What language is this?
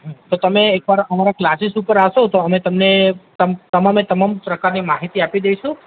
Gujarati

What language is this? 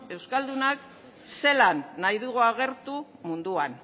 Basque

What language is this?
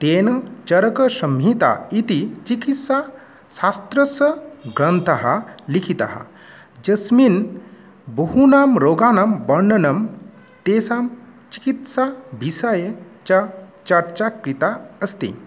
Sanskrit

